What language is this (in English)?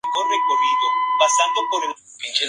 Spanish